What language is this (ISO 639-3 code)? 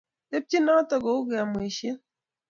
kln